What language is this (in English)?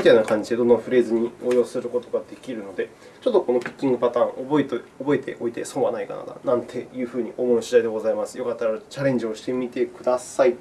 Japanese